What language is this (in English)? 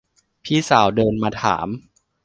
Thai